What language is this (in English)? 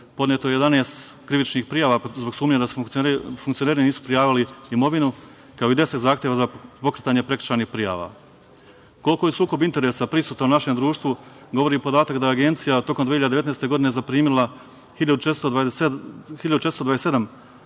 Serbian